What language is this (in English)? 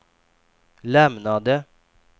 Swedish